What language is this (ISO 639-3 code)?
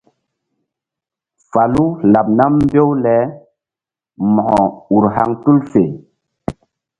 mdd